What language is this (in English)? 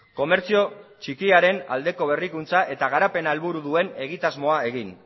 Basque